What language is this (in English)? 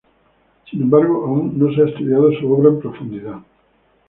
Spanish